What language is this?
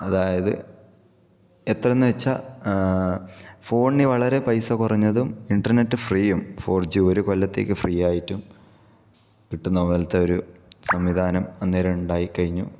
Malayalam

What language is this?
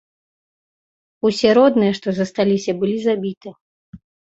Belarusian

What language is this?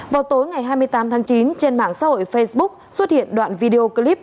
Vietnamese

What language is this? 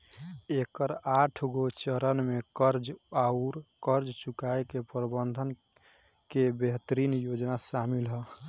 Bhojpuri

